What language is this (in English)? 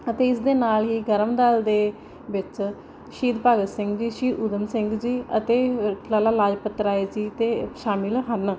Punjabi